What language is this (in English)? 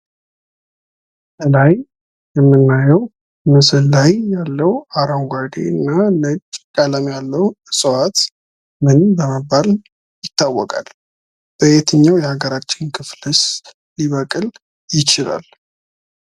Amharic